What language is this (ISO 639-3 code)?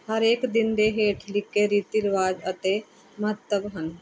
pan